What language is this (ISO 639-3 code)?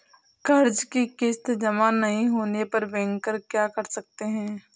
hin